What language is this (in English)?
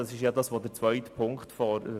Swiss German